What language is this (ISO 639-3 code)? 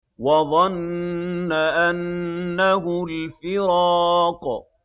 ara